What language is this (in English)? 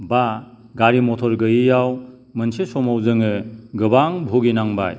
Bodo